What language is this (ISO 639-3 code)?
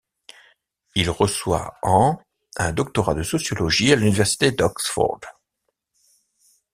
fra